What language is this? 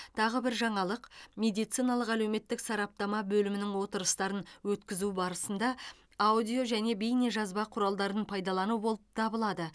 Kazakh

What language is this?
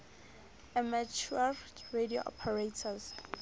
Southern Sotho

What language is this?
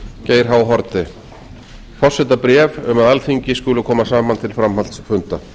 Icelandic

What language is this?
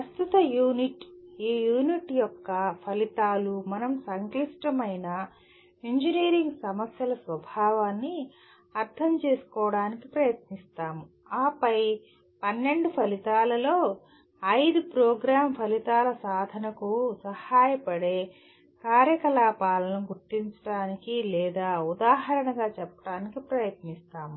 Telugu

